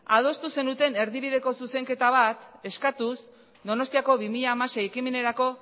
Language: Basque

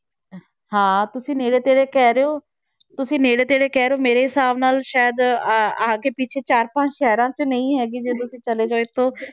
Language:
Punjabi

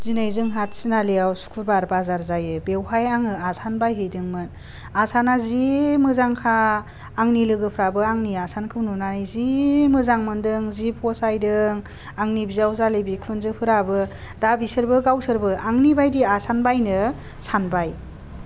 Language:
Bodo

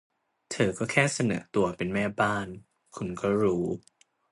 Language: Thai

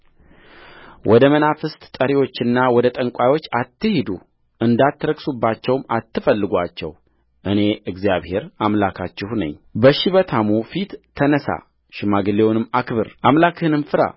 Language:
Amharic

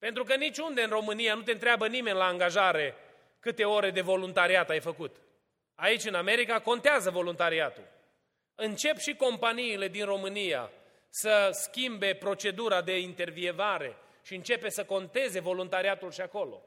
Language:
Romanian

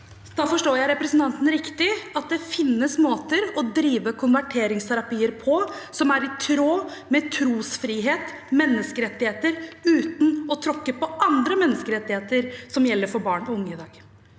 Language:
Norwegian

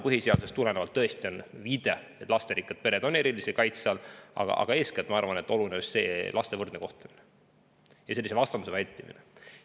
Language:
Estonian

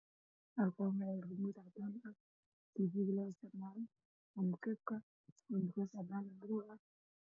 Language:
Somali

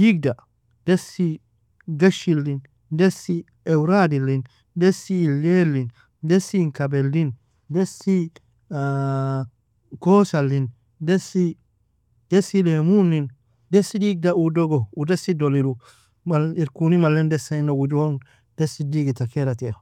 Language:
Nobiin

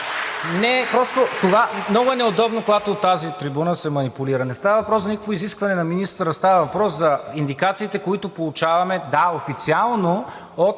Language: Bulgarian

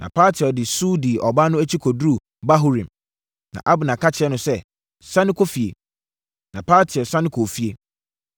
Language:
Akan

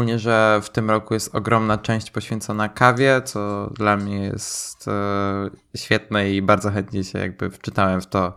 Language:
Polish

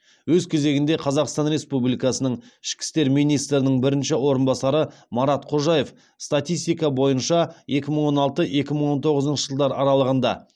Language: Kazakh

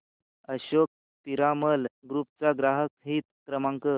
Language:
Marathi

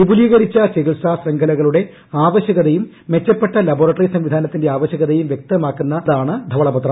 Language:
Malayalam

